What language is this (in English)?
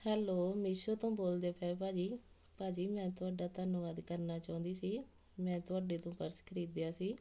Punjabi